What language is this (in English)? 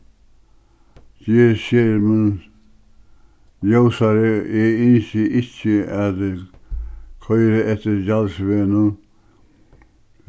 Faroese